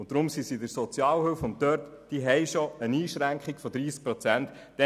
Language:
Swiss German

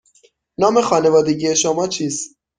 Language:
Persian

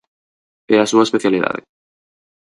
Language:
Galician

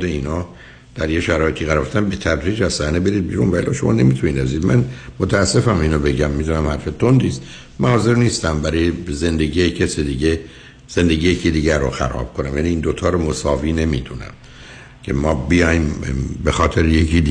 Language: Persian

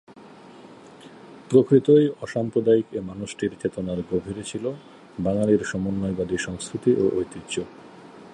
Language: Bangla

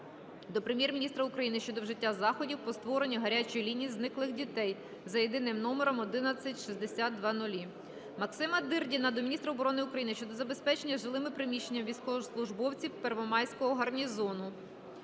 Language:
Ukrainian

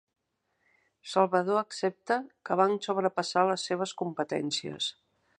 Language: Catalan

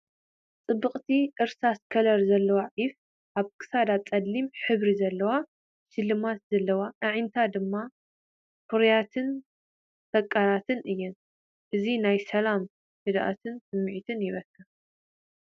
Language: Tigrinya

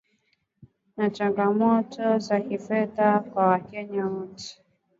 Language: Swahili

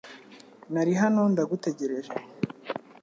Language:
Kinyarwanda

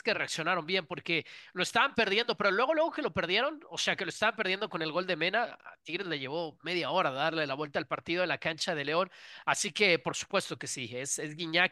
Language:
Spanish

